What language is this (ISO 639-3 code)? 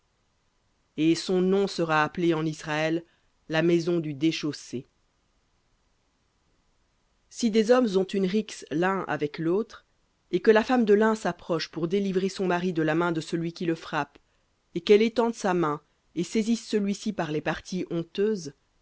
fra